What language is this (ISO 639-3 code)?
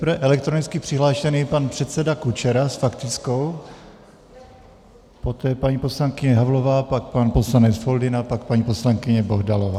ces